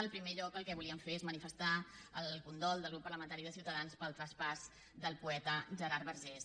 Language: Catalan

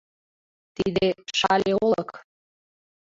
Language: Mari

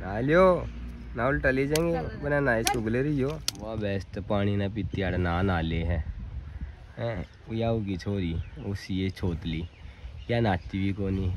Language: Hindi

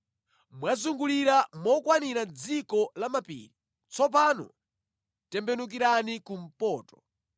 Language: Nyanja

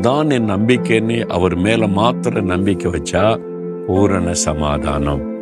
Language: Tamil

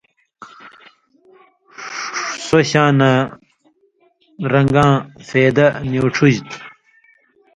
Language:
Indus Kohistani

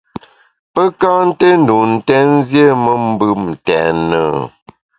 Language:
Bamun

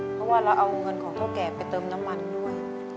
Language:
Thai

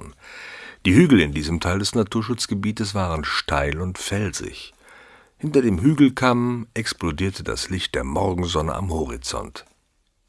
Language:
German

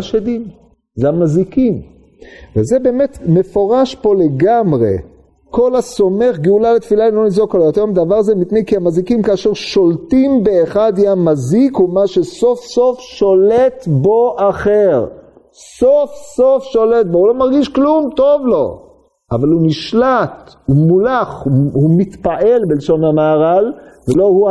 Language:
Hebrew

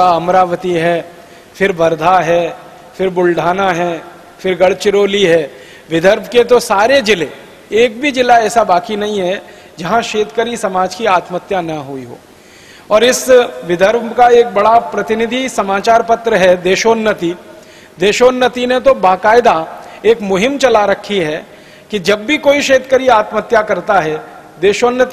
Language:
Hindi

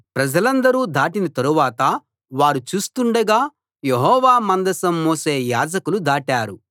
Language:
Telugu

